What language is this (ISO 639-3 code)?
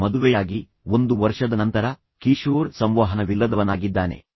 kan